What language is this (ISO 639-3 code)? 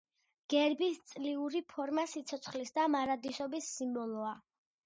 kat